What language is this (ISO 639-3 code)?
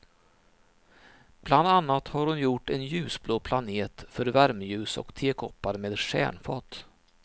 swe